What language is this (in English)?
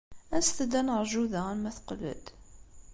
Kabyle